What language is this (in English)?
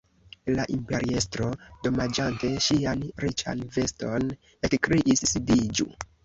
Esperanto